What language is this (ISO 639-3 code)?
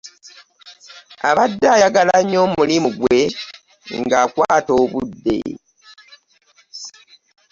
lug